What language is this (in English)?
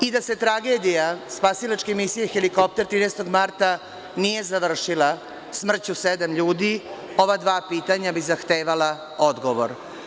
Serbian